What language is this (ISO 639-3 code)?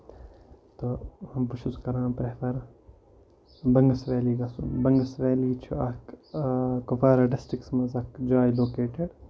kas